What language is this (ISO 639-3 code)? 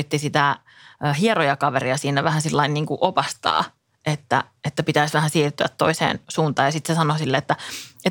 fin